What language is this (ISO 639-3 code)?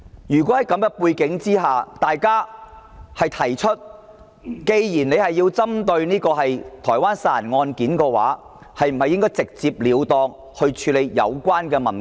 yue